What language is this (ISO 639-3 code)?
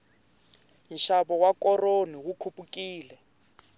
tso